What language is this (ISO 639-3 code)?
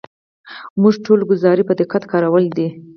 pus